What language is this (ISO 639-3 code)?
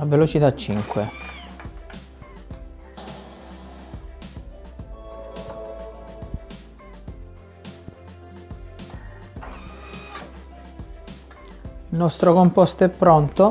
ita